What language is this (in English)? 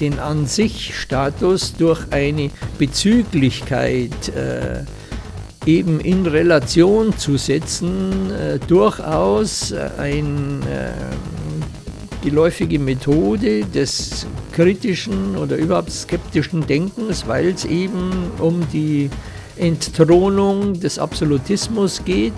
German